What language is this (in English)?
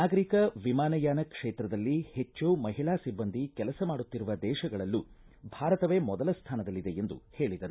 Kannada